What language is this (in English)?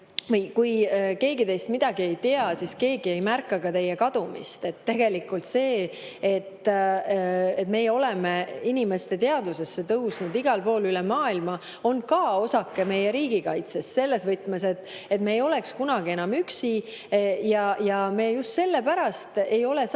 Estonian